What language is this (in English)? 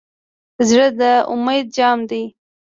Pashto